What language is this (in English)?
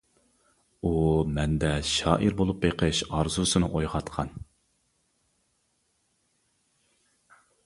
Uyghur